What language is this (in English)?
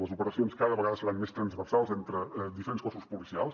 Catalan